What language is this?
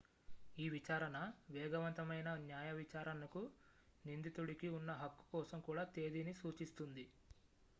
Telugu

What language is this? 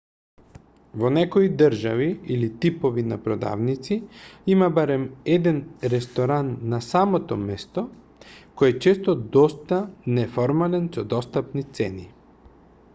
Macedonian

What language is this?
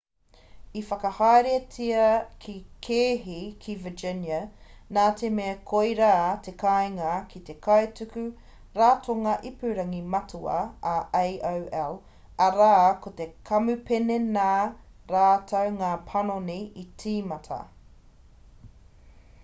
Māori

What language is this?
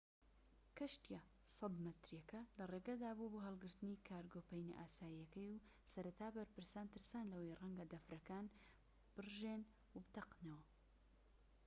Central Kurdish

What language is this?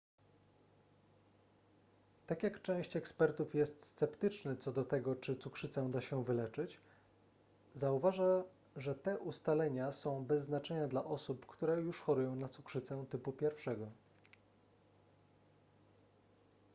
Polish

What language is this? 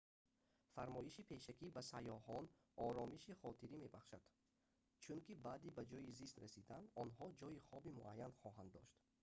Tajik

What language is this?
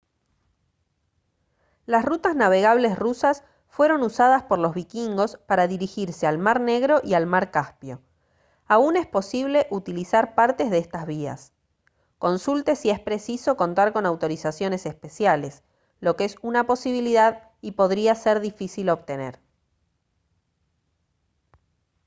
Spanish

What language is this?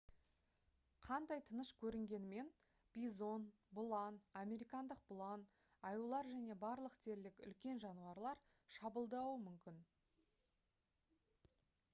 Kazakh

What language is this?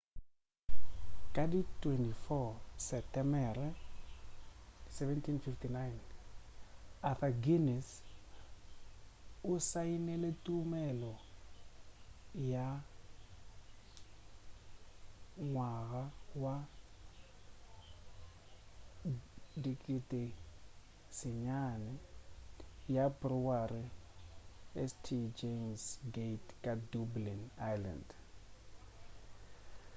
Northern Sotho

